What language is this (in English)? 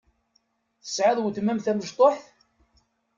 Kabyle